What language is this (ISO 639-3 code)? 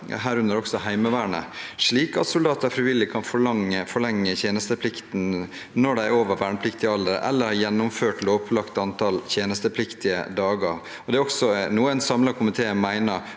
nor